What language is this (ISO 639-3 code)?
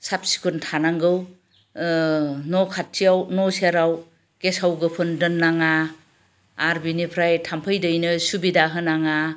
brx